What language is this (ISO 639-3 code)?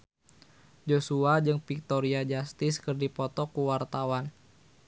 sun